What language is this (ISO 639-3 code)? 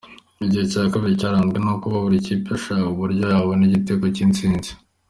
kin